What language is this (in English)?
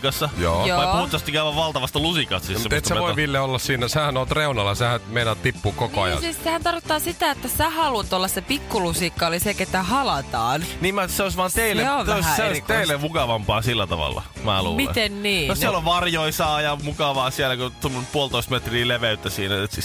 Finnish